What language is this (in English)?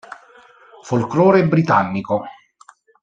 Italian